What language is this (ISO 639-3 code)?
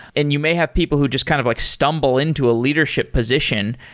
eng